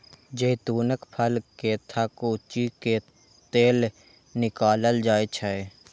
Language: Maithili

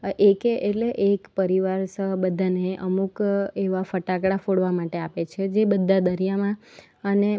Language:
Gujarati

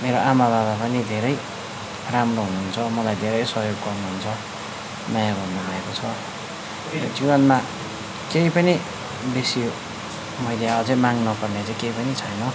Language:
Nepali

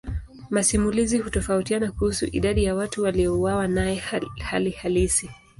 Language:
Swahili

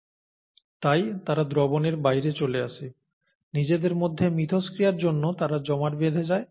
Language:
Bangla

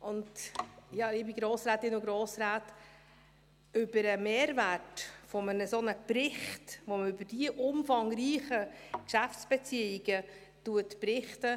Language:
Swiss German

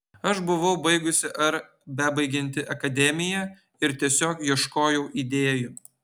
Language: Lithuanian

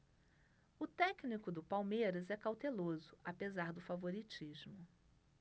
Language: Portuguese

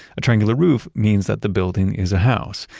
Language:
English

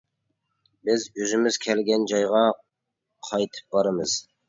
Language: Uyghur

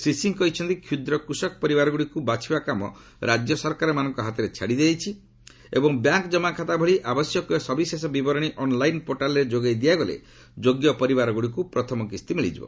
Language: Odia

